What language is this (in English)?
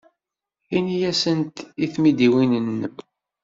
Kabyle